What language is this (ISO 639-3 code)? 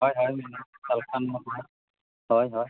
sat